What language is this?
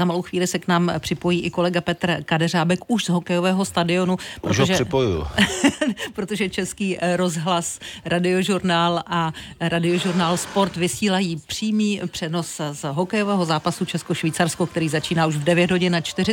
Czech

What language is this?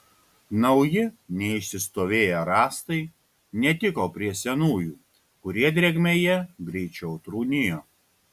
Lithuanian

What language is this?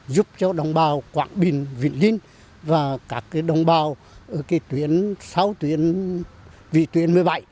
Vietnamese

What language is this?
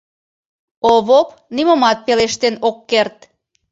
Mari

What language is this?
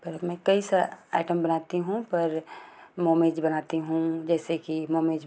Hindi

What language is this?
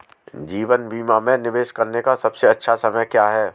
Hindi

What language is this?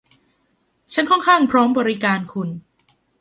Thai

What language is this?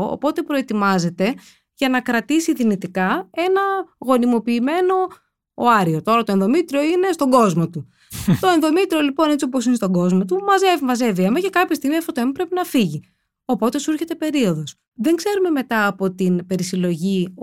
Greek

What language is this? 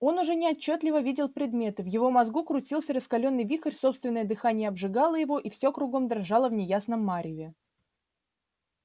Russian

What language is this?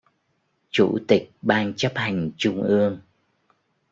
Vietnamese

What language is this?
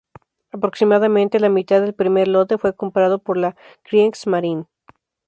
Spanish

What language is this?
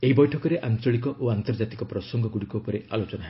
Odia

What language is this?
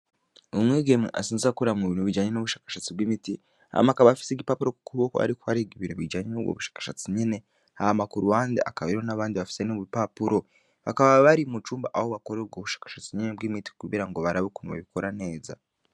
Rundi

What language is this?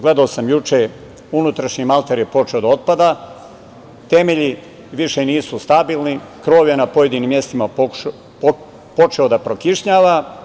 Serbian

